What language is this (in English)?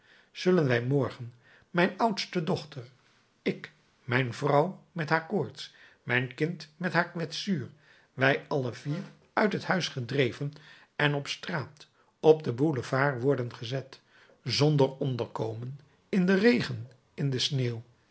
Dutch